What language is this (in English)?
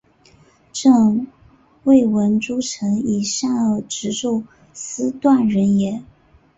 Chinese